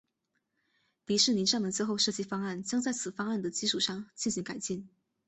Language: Chinese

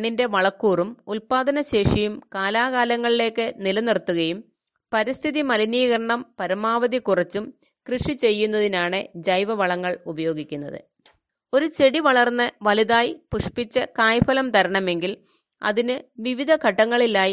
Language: Malayalam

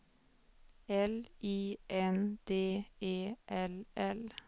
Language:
Swedish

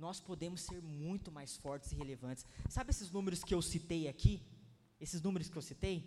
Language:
Portuguese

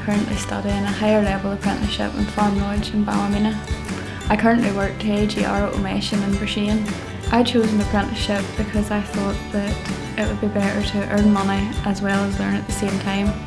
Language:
English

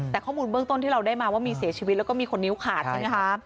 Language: Thai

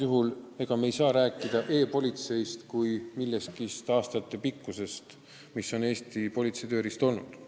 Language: Estonian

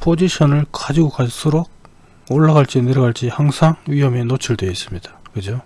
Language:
Korean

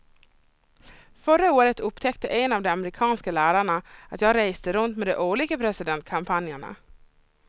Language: Swedish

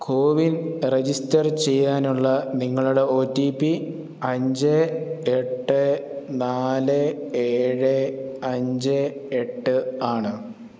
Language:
Malayalam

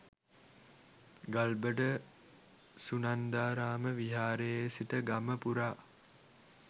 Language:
Sinhala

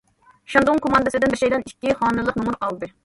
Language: Uyghur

